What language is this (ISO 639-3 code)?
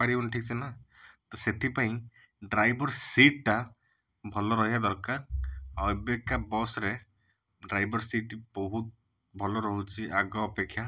ori